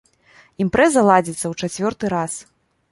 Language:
Belarusian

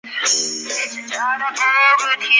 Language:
Chinese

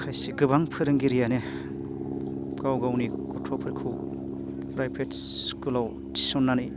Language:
Bodo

